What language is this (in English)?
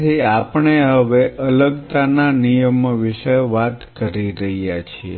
Gujarati